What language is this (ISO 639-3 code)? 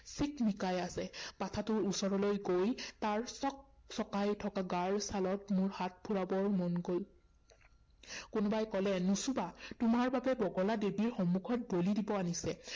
asm